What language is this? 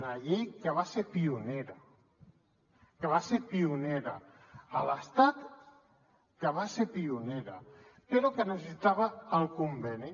Catalan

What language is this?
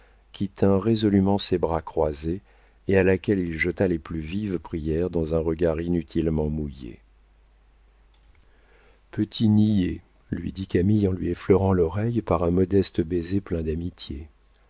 French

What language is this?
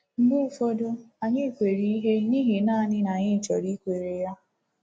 Igbo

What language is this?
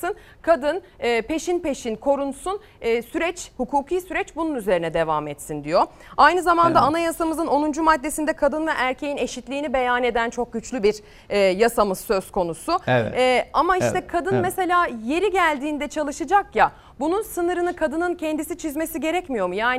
Turkish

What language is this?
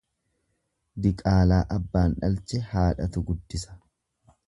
Oromo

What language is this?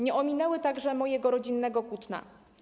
Polish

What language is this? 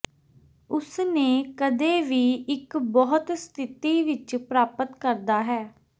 Punjabi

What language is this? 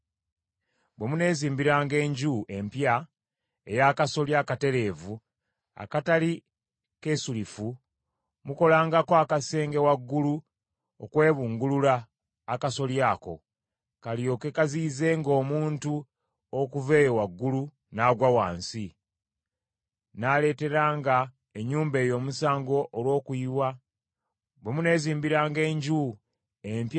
Ganda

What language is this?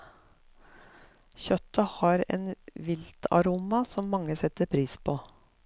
Norwegian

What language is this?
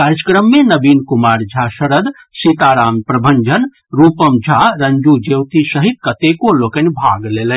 Maithili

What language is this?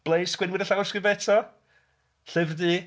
Welsh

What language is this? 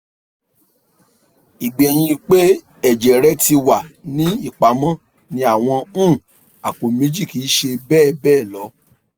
Yoruba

